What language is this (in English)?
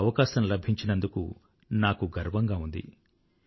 Telugu